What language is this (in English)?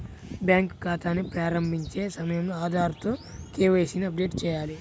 Telugu